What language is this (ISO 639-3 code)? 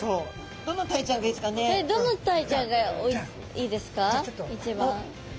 jpn